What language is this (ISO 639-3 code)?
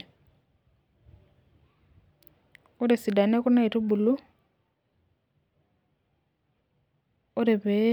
mas